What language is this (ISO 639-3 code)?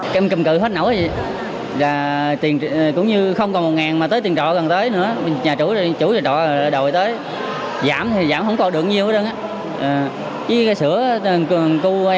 vie